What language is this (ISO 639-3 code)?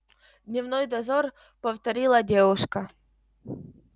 rus